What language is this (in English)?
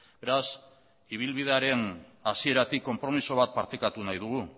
Basque